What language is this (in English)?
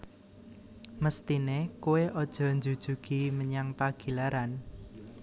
Javanese